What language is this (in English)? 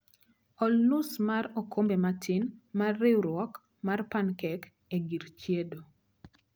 Luo (Kenya and Tanzania)